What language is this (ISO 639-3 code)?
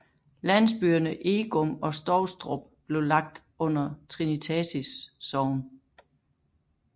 dan